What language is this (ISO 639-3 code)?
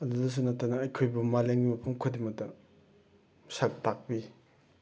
mni